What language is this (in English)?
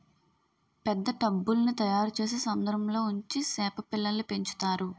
Telugu